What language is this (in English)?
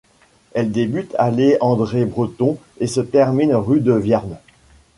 French